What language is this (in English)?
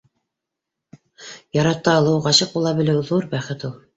Bashkir